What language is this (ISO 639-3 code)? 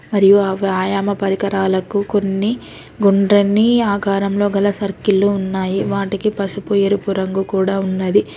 tel